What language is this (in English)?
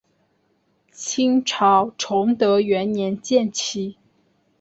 Chinese